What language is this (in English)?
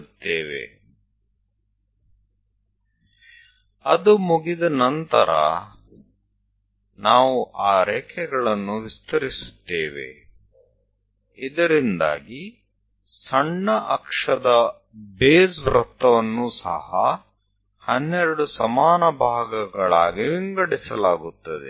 Gujarati